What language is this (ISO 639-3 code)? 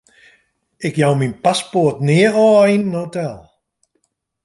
fry